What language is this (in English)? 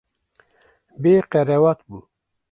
Kurdish